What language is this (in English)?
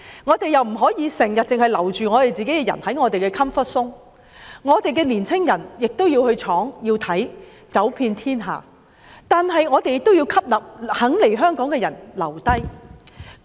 Cantonese